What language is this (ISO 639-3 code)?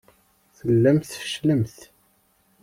kab